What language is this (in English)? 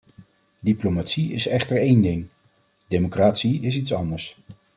Dutch